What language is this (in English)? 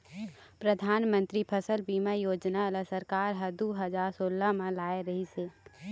Chhattisgarhi